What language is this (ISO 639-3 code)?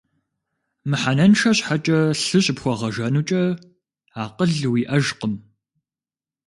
kbd